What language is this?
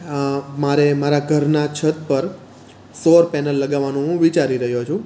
Gujarati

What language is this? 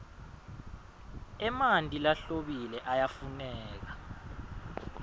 Swati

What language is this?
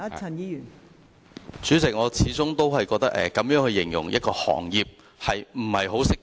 Cantonese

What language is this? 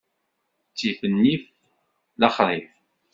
Kabyle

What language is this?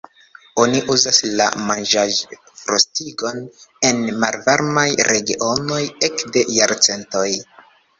Esperanto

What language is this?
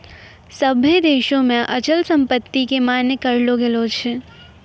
Maithili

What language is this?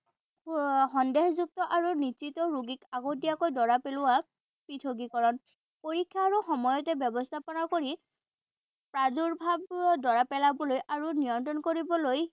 Assamese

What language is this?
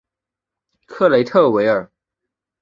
Chinese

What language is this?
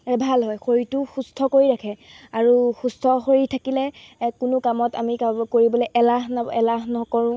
Assamese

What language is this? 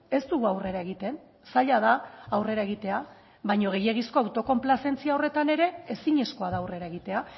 Basque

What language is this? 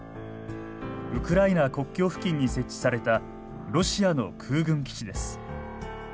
Japanese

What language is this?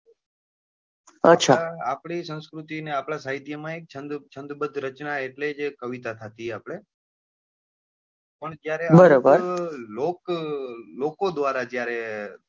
Gujarati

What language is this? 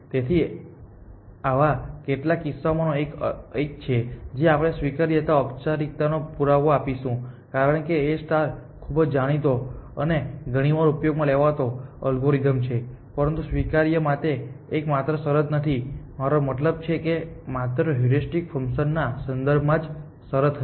Gujarati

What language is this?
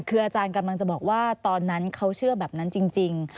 Thai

